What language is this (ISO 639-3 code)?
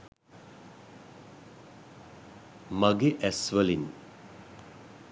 sin